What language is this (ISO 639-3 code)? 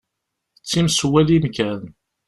kab